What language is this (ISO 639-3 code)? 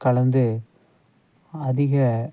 tam